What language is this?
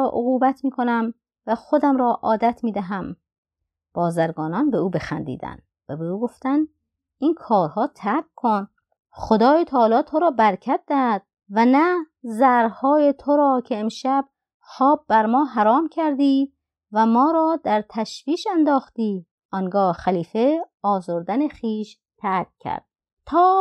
Persian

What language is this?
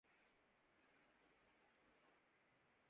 Urdu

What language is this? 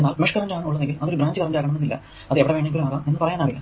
Malayalam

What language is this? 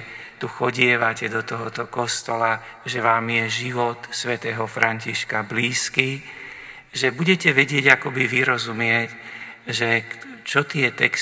Slovak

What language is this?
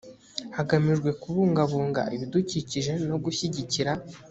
Kinyarwanda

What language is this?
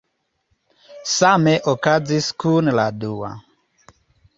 Esperanto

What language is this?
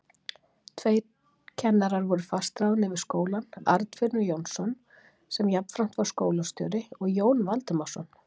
Icelandic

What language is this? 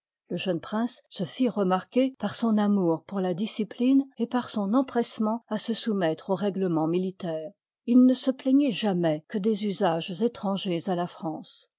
French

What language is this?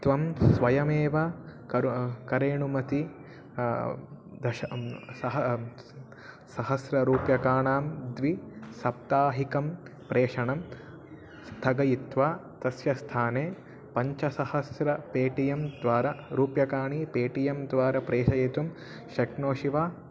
Sanskrit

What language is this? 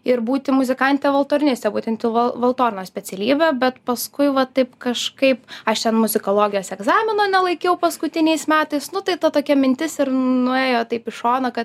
Lithuanian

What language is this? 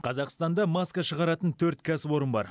Kazakh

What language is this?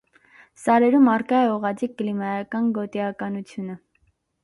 Armenian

